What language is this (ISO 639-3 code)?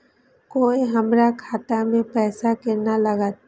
mai